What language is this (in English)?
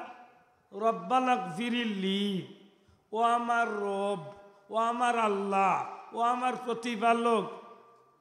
Arabic